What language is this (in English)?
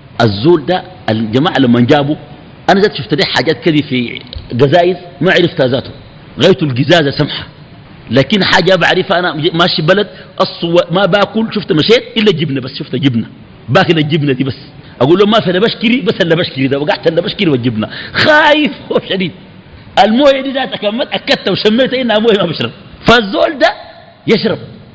Arabic